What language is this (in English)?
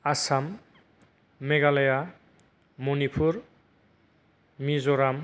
Bodo